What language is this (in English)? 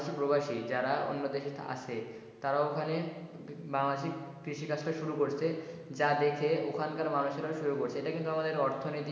Bangla